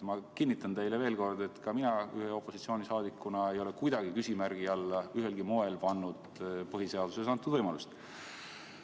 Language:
Estonian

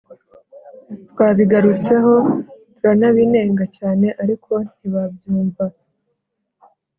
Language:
Kinyarwanda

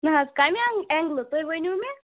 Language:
Kashmiri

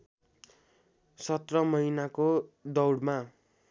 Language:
Nepali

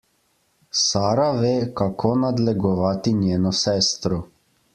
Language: Slovenian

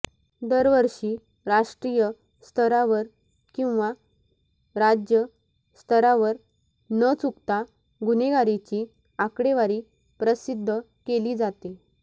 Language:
Marathi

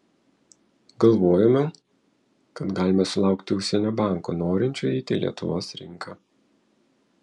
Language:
Lithuanian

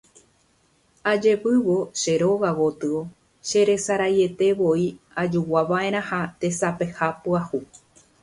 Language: Guarani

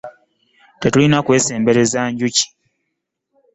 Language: Ganda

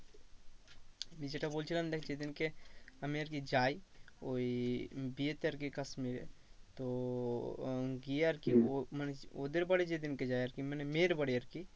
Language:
Bangla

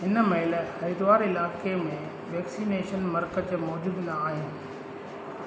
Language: Sindhi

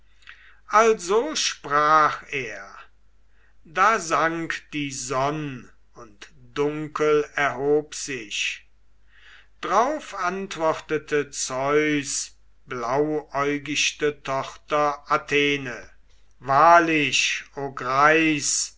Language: German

